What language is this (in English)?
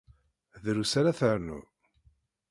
Kabyle